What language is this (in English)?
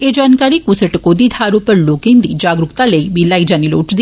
Dogri